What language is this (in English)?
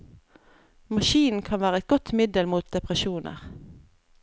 Norwegian